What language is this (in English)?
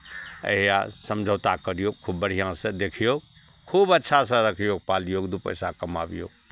Maithili